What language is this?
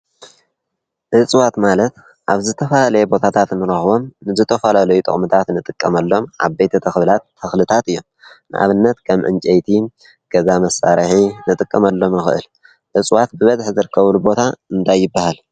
Tigrinya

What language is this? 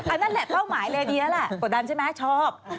Thai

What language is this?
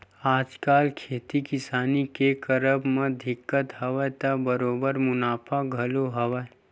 Chhattisgarhi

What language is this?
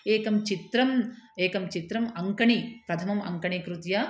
Sanskrit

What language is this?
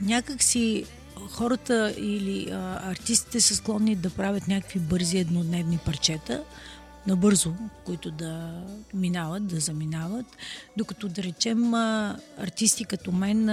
Bulgarian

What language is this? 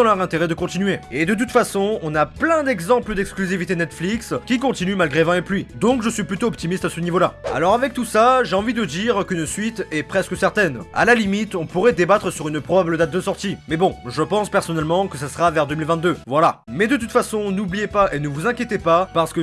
French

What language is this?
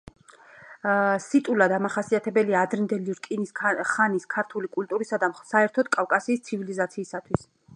Georgian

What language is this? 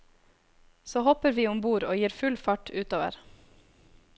Norwegian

